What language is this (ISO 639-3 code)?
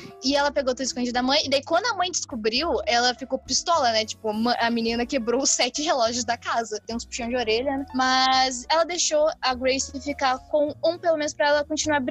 por